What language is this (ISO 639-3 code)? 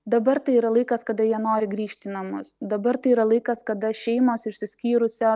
lit